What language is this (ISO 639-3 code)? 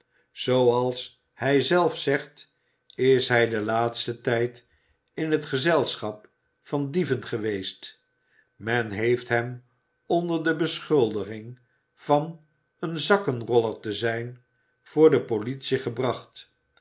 nld